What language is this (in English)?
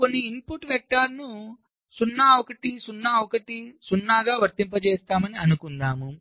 Telugu